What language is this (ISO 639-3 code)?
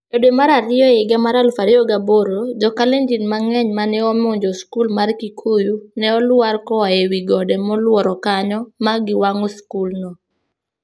luo